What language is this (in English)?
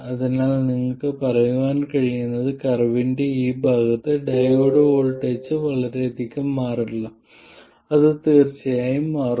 Malayalam